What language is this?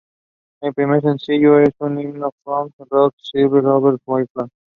English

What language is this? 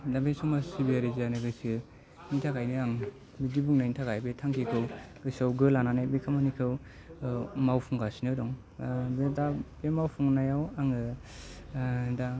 Bodo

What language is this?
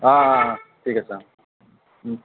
Assamese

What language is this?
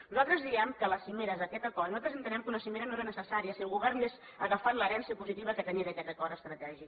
Catalan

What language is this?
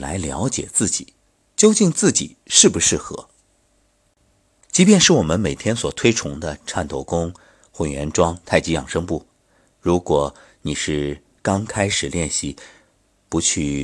Chinese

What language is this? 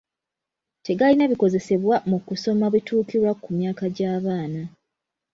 Ganda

